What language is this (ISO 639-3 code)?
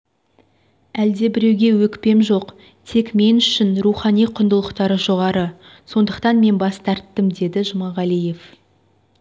kaz